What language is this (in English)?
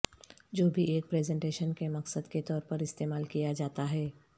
Urdu